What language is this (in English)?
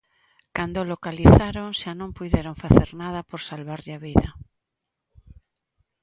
Galician